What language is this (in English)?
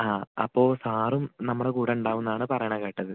Malayalam